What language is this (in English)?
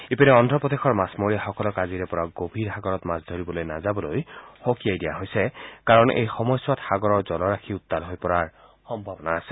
Assamese